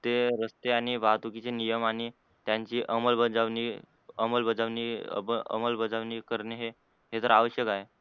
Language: Marathi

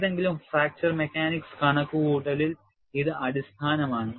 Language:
Malayalam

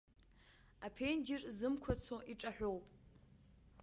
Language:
Abkhazian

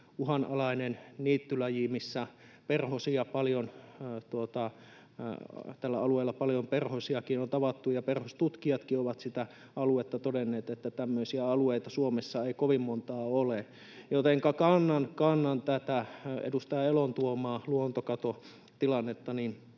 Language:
Finnish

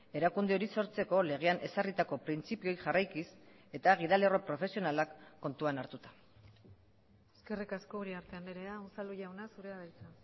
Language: Basque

